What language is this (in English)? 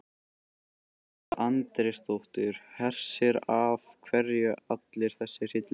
Icelandic